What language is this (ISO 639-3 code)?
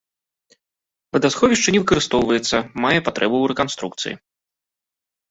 bel